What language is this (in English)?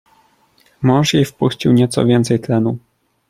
Polish